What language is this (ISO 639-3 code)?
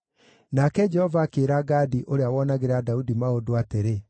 kik